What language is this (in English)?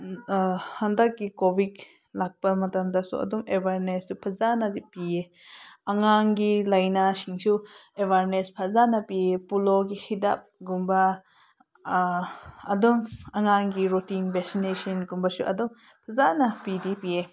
Manipuri